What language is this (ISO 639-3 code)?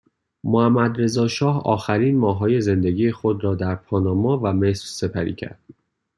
fas